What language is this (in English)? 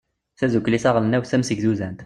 Kabyle